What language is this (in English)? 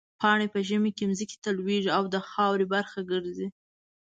Pashto